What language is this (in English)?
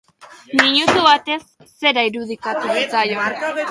Basque